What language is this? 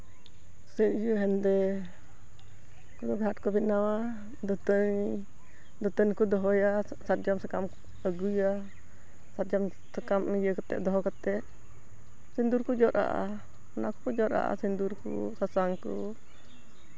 Santali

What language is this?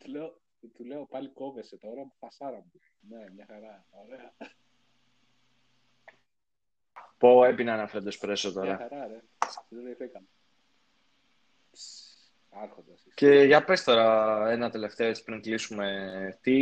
Greek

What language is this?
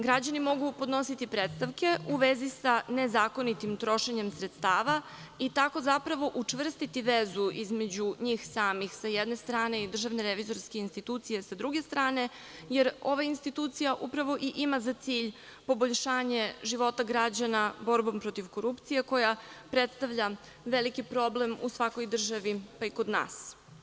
Serbian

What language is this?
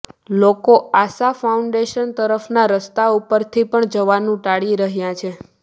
Gujarati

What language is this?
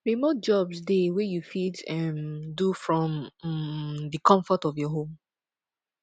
Nigerian Pidgin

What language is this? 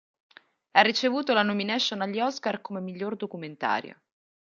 Italian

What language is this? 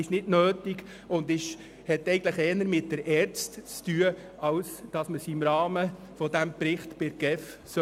Swiss German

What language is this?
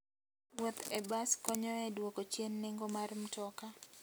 Luo (Kenya and Tanzania)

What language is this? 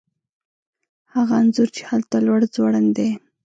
Pashto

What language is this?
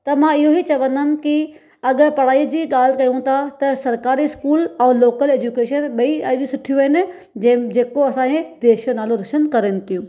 Sindhi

